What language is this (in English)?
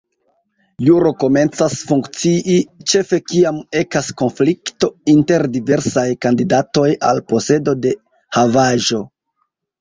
Esperanto